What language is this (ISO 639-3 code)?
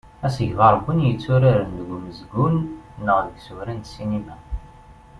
kab